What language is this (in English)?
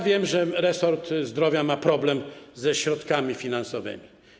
Polish